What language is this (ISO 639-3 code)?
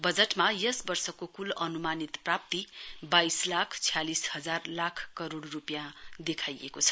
nep